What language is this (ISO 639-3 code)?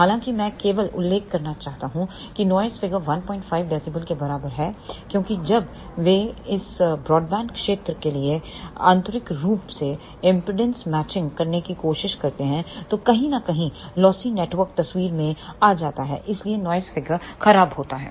hin